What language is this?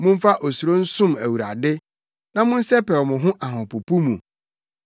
Akan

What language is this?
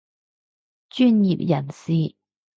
Cantonese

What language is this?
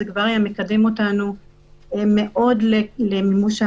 Hebrew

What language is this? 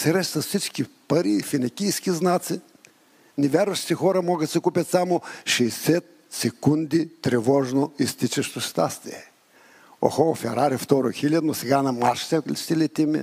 Bulgarian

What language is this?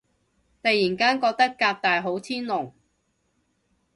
Cantonese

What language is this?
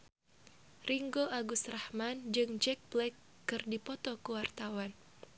Sundanese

